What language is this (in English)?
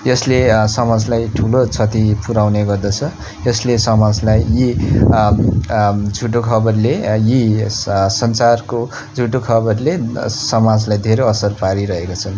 Nepali